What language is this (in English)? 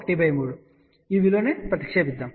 Telugu